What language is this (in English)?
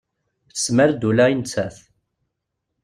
Kabyle